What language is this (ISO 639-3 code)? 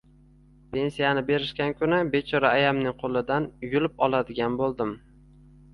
uzb